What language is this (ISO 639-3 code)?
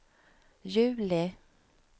swe